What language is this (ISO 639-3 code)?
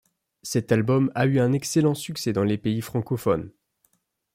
fra